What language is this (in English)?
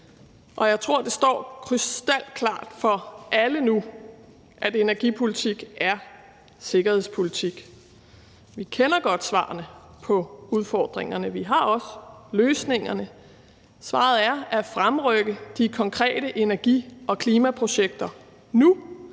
Danish